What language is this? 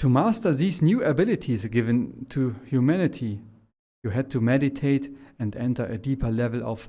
German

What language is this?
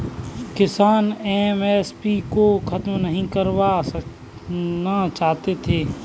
Hindi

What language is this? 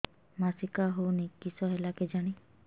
Odia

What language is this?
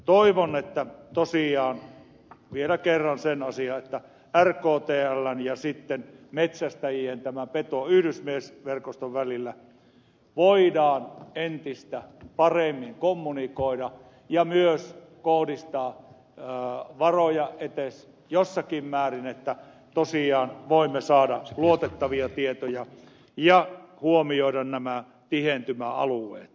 Finnish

